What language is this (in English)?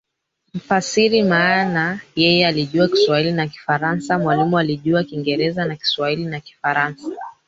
Swahili